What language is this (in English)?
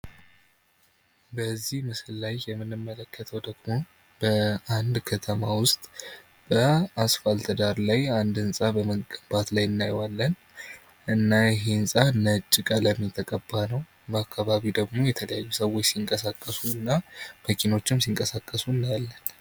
Amharic